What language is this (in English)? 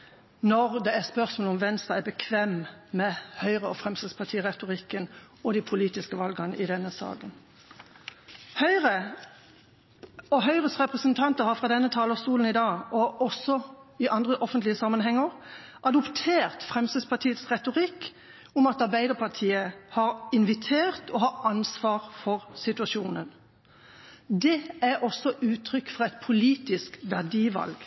Norwegian Bokmål